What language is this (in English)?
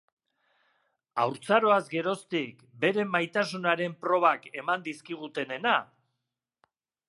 Basque